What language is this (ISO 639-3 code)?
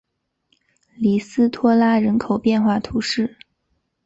zho